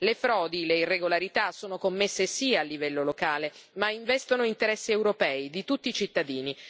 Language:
Italian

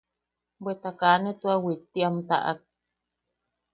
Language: Yaqui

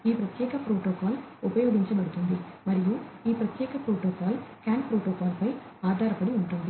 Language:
Telugu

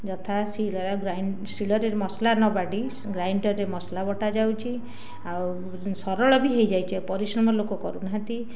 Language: Odia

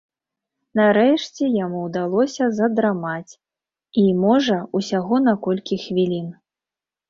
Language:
Belarusian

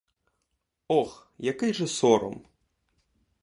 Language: Ukrainian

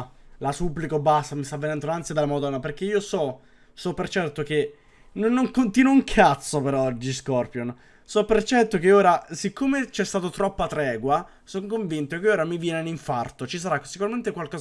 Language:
Italian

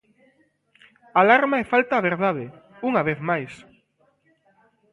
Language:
Galician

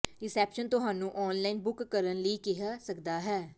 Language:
Punjabi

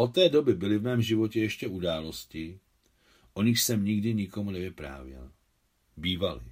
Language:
Czech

